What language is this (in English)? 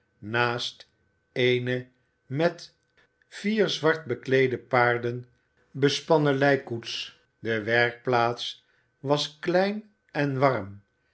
Dutch